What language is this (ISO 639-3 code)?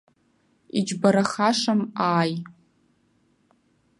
abk